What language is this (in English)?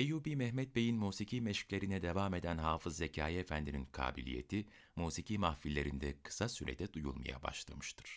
Turkish